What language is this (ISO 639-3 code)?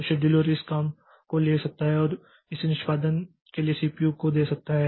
hin